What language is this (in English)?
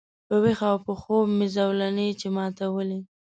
Pashto